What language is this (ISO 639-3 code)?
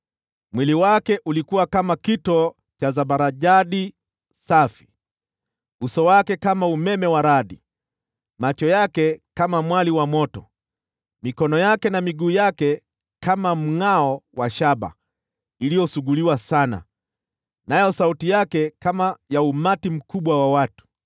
swa